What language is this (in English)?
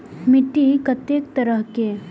Maithili